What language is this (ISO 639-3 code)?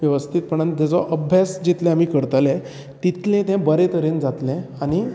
kok